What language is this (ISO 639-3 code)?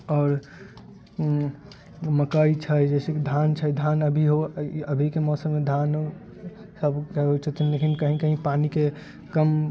mai